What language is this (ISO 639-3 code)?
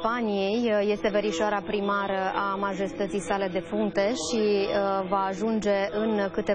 ron